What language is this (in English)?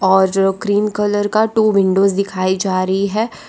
Hindi